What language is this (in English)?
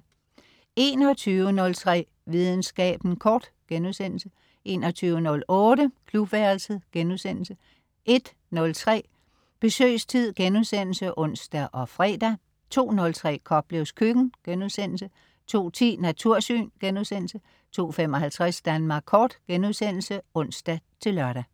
Danish